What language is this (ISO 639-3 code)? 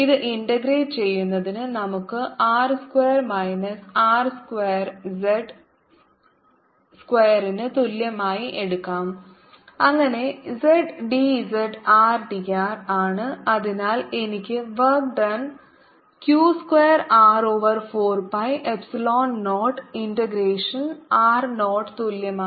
mal